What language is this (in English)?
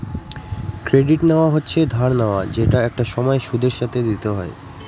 Bangla